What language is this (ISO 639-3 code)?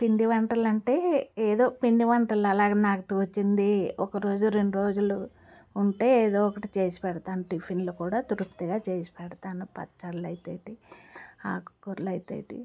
tel